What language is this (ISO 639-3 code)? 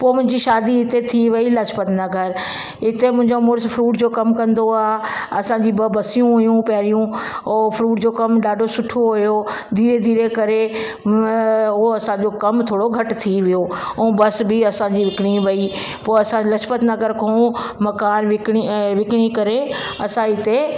snd